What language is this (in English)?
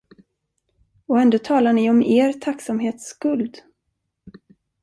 Swedish